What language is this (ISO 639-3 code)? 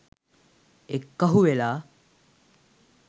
sin